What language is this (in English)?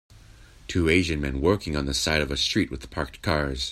English